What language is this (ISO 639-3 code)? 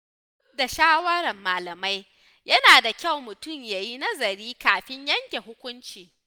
hau